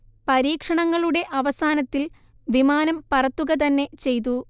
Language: Malayalam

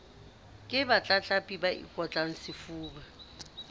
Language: Southern Sotho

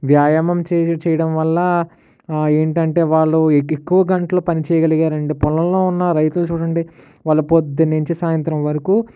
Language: Telugu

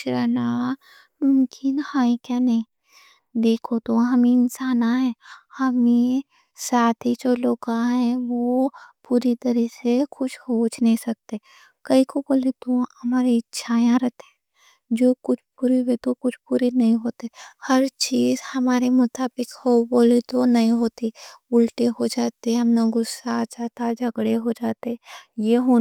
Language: Deccan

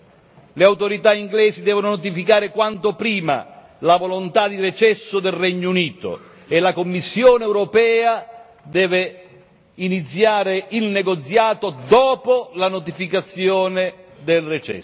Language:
Italian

